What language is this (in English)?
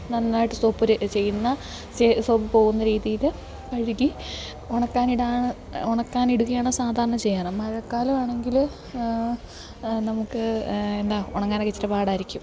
Malayalam